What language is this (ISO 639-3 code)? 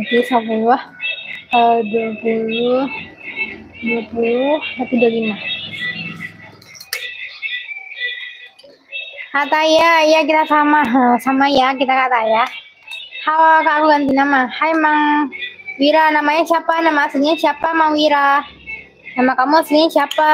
ind